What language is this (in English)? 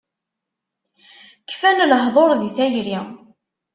Kabyle